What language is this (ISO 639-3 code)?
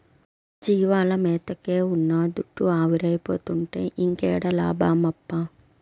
tel